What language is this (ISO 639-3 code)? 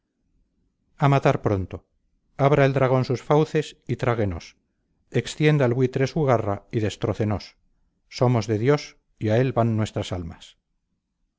spa